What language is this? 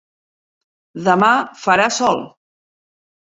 Catalan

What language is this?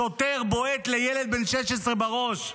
Hebrew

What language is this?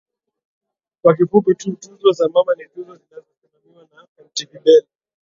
Swahili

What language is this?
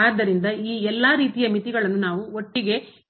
Kannada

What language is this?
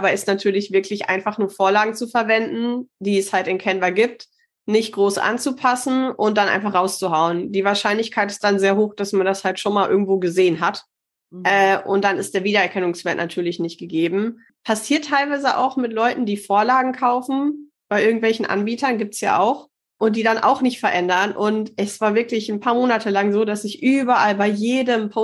German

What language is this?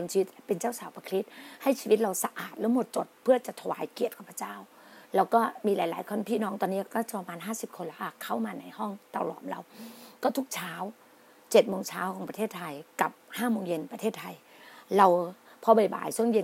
Thai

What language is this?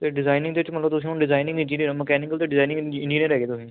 Punjabi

